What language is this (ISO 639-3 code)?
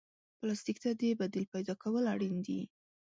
pus